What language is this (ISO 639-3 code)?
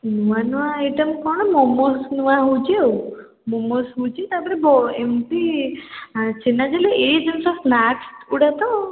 ori